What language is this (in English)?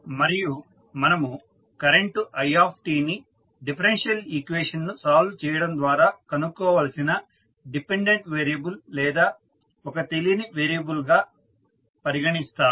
Telugu